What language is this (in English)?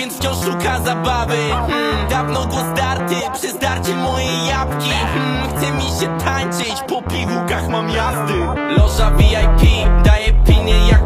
Romanian